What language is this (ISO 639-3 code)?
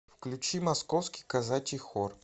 rus